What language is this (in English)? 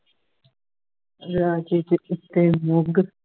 Punjabi